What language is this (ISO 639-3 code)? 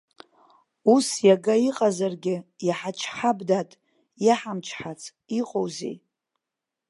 abk